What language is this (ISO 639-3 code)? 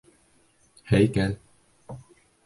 bak